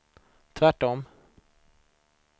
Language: Swedish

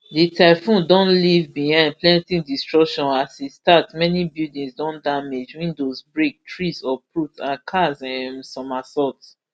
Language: Nigerian Pidgin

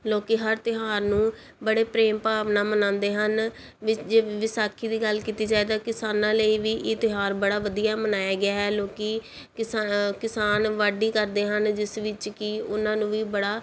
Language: Punjabi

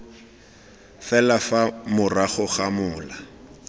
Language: Tswana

